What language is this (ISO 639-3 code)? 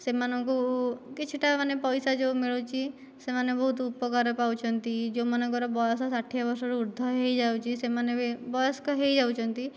ori